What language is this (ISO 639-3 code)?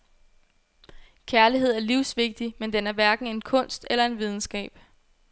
dan